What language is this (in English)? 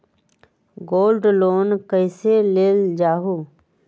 Magahi